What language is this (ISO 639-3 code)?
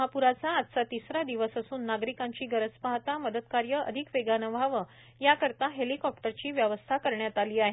mar